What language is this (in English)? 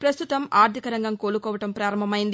Telugu